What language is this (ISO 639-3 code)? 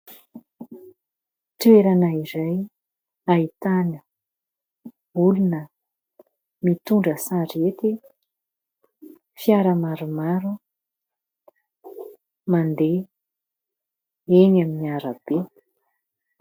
mlg